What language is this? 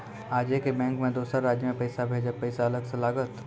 Maithili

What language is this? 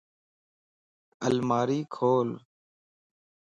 Lasi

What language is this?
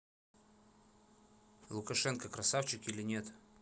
Russian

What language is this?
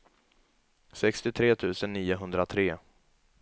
Swedish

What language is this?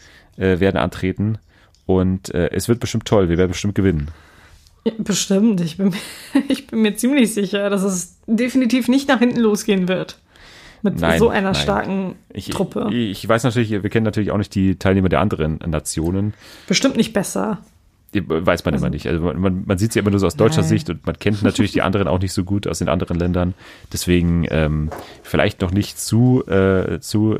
German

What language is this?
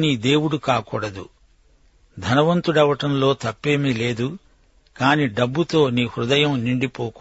Telugu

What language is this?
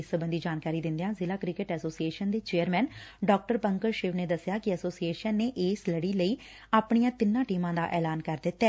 Punjabi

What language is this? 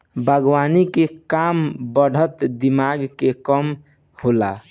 Bhojpuri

